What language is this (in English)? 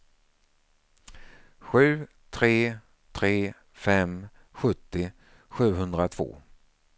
Swedish